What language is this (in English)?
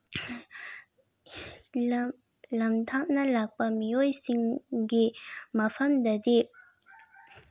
Manipuri